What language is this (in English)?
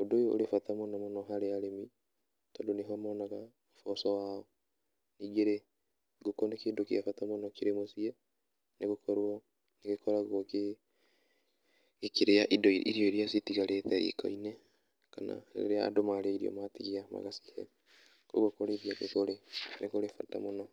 Kikuyu